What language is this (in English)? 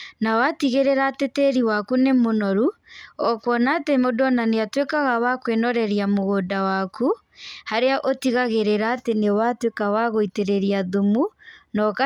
Kikuyu